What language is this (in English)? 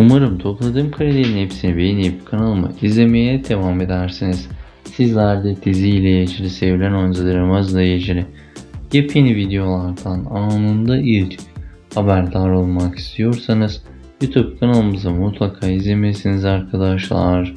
Turkish